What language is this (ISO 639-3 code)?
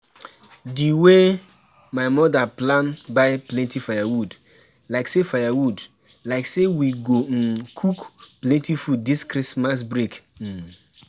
pcm